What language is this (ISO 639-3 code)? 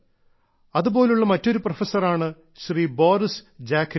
mal